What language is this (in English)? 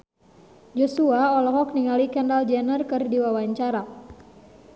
Sundanese